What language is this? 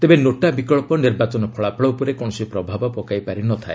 Odia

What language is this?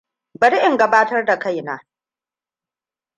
Hausa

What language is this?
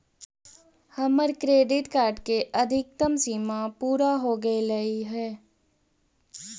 Magahi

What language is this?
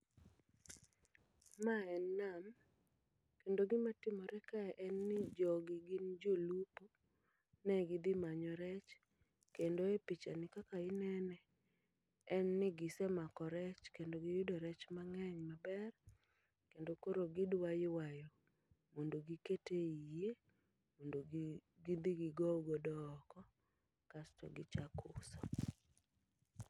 Luo (Kenya and Tanzania)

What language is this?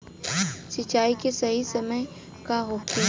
Bhojpuri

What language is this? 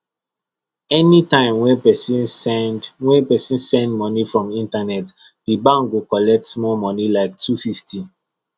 Nigerian Pidgin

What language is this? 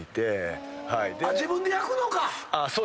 Japanese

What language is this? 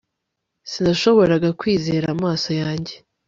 Kinyarwanda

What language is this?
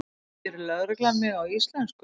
Icelandic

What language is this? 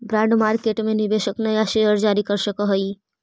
Magahi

